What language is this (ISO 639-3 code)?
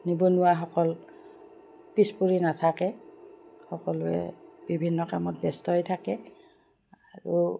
asm